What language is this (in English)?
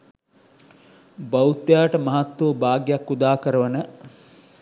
Sinhala